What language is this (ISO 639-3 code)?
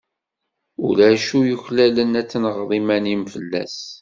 kab